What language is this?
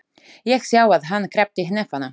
Icelandic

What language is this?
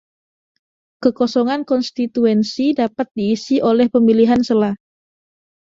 Indonesian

